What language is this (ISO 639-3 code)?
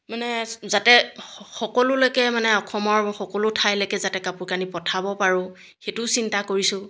asm